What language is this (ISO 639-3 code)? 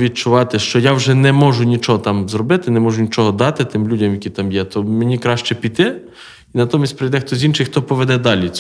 ukr